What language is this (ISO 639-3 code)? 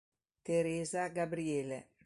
ita